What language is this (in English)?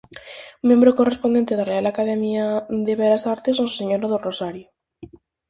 Galician